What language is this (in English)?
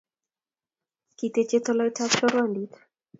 Kalenjin